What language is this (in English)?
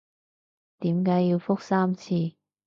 Cantonese